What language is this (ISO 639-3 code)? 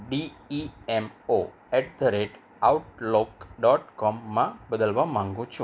guj